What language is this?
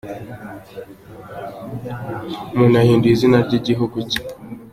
Kinyarwanda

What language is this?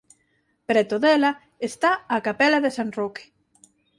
Galician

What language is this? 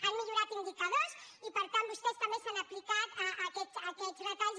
Catalan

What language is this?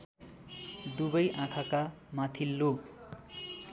Nepali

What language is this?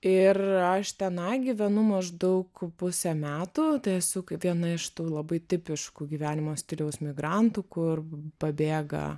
Lithuanian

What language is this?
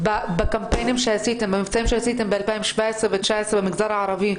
Hebrew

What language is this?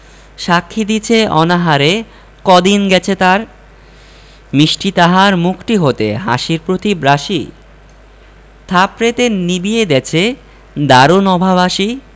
Bangla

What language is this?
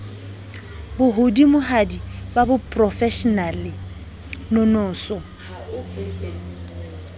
Southern Sotho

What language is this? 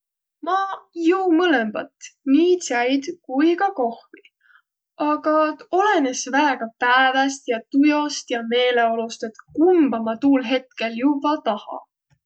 Võro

